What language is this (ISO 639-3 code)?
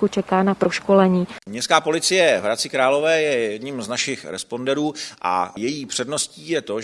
ces